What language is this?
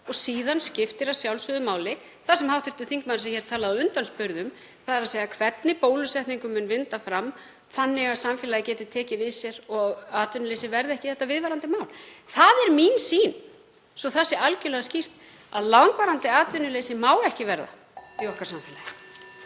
Icelandic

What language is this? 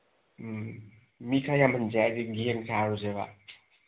Manipuri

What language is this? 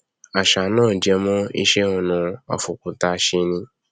Yoruba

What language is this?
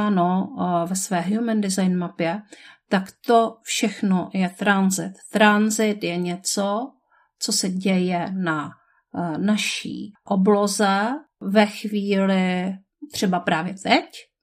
Czech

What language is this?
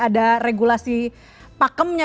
Indonesian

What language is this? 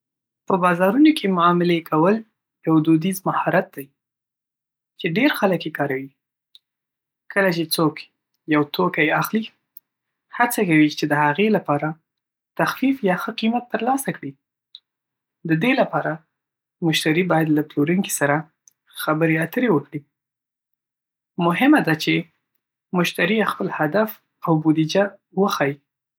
Pashto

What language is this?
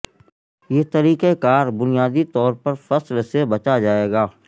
Urdu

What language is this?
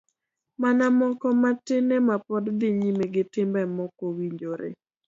Luo (Kenya and Tanzania)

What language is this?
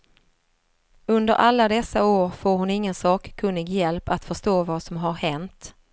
Swedish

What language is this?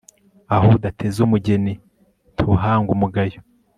Kinyarwanda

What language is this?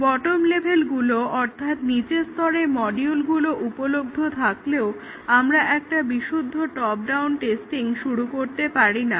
Bangla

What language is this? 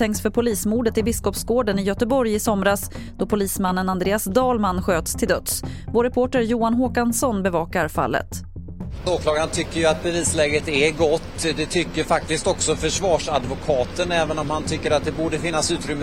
Swedish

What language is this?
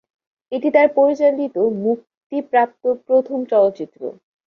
Bangla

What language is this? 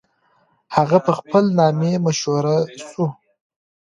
Pashto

